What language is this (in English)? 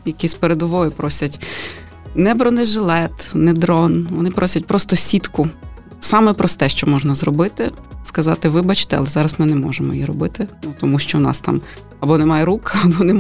Ukrainian